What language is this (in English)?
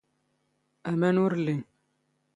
Standard Moroccan Tamazight